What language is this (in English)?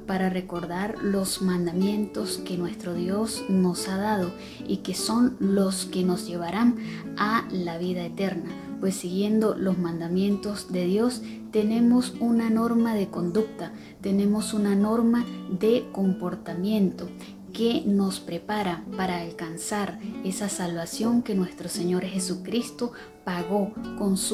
Spanish